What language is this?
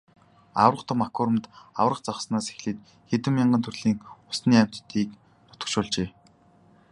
Mongolian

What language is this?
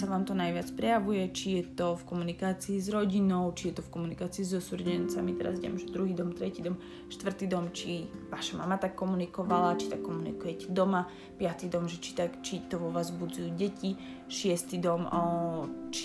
Slovak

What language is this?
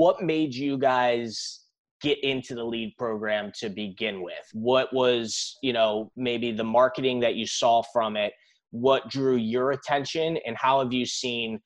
English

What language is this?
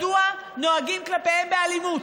Hebrew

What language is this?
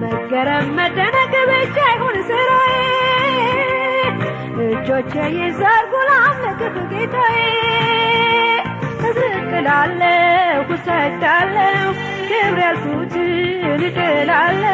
Amharic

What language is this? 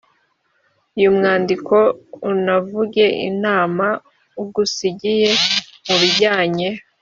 Kinyarwanda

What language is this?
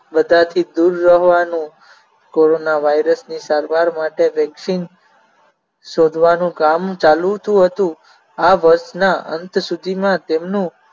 Gujarati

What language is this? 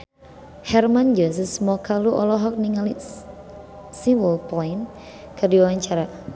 Sundanese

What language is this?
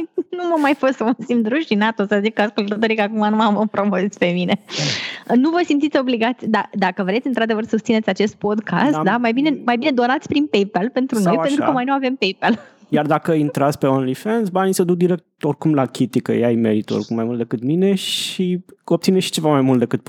Romanian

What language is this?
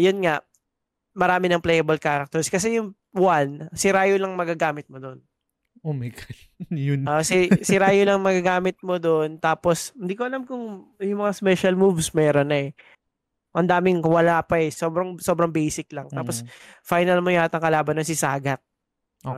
Filipino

